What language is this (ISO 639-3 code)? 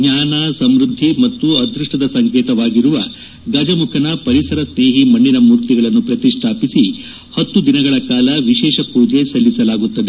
kan